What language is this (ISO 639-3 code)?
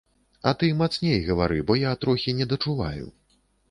bel